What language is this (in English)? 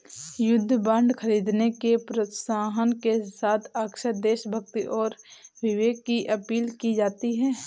Hindi